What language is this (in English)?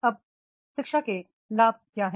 Hindi